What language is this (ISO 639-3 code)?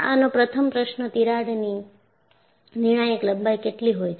guj